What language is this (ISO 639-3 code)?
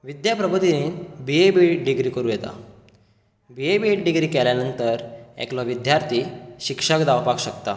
kok